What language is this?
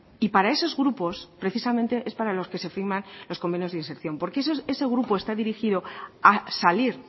Spanish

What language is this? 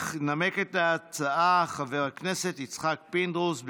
Hebrew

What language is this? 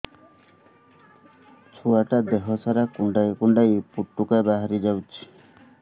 Odia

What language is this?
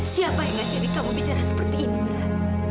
Indonesian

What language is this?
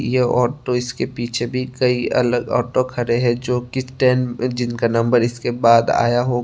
Hindi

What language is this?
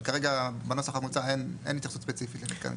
Hebrew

